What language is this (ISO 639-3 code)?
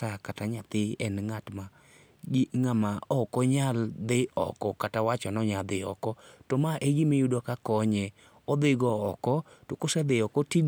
luo